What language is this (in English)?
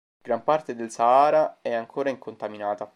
Italian